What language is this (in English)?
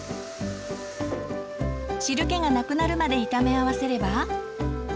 Japanese